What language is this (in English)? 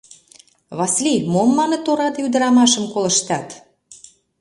Mari